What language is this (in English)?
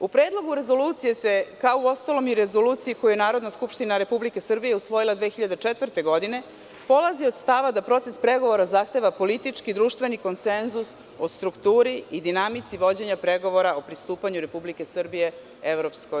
Serbian